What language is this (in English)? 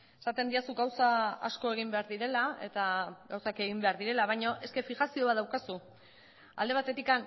Basque